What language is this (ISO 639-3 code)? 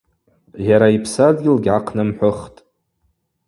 abq